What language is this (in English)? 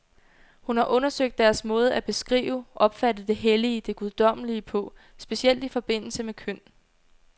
Danish